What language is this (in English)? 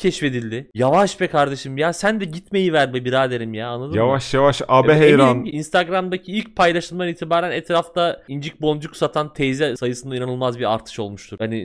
Turkish